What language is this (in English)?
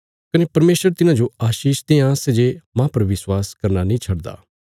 Bilaspuri